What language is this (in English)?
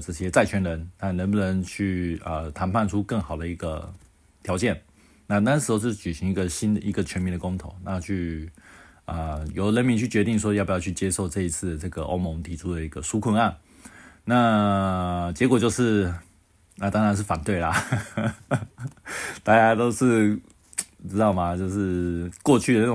Chinese